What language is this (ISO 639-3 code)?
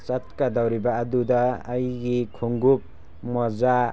mni